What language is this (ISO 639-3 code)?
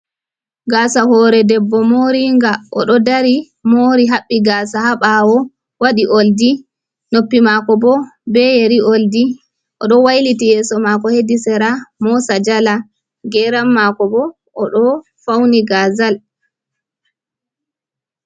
ful